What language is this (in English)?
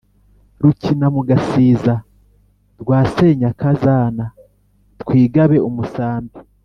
Kinyarwanda